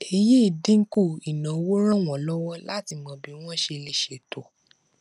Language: Yoruba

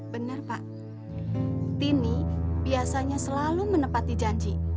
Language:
Indonesian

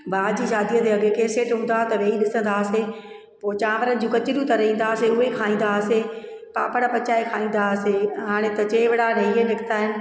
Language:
Sindhi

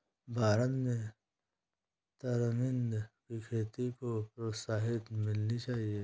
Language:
Hindi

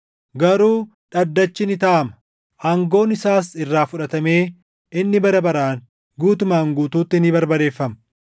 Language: Oromo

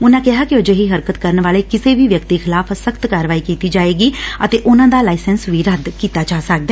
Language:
Punjabi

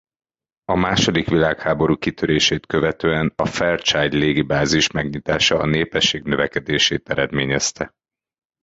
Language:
Hungarian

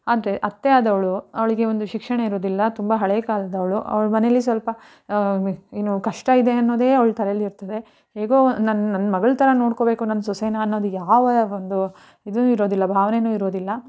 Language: Kannada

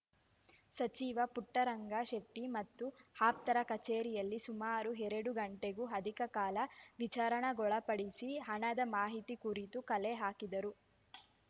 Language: Kannada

